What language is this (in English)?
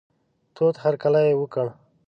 Pashto